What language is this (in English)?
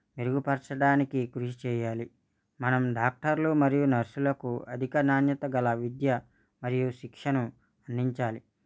Telugu